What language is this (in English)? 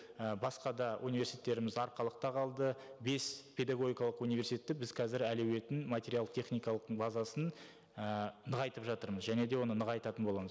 Kazakh